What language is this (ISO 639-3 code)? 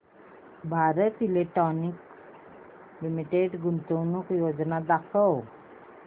mar